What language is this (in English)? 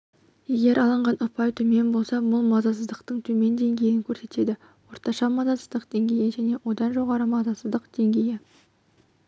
Kazakh